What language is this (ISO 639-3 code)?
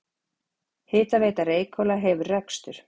isl